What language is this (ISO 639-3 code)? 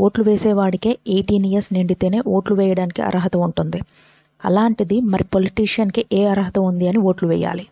tel